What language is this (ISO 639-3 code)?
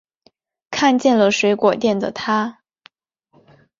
zho